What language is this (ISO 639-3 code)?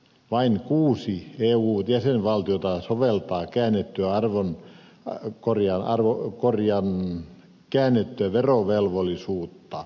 fin